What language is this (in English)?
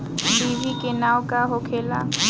Bhojpuri